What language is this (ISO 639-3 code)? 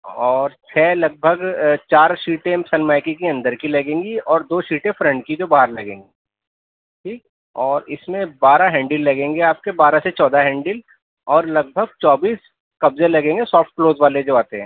urd